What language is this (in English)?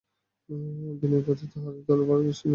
Bangla